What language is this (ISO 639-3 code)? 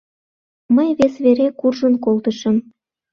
chm